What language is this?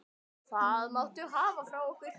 Icelandic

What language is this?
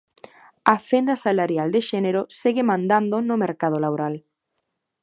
Galician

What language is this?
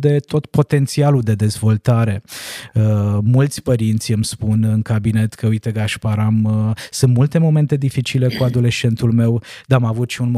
Romanian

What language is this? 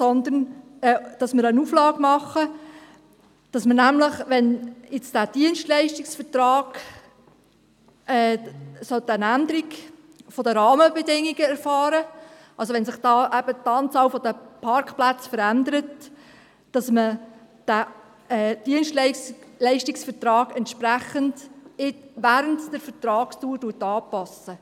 Swiss German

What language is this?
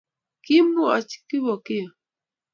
Kalenjin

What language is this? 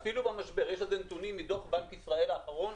Hebrew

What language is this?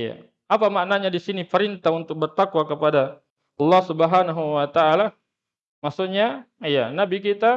Indonesian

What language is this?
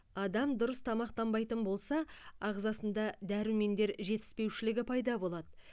Kazakh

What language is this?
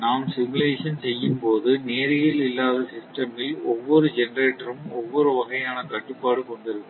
Tamil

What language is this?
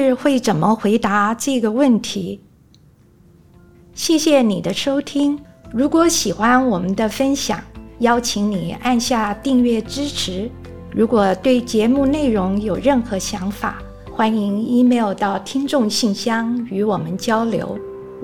Chinese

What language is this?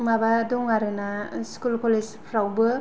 Bodo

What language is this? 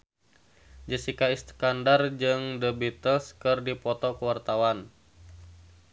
Sundanese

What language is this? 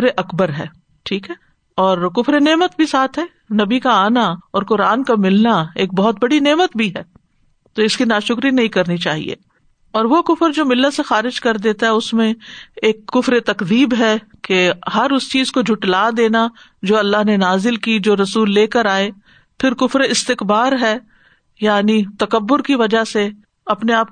Urdu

